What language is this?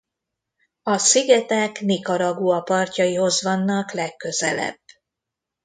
Hungarian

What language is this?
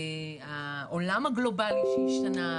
Hebrew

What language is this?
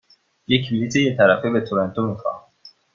Persian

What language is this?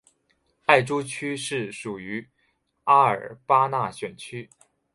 Chinese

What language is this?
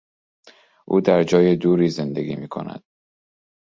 Persian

